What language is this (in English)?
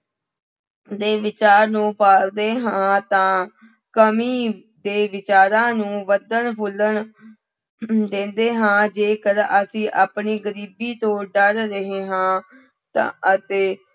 Punjabi